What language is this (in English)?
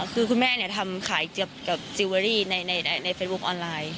Thai